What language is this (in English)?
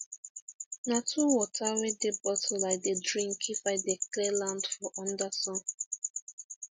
Nigerian Pidgin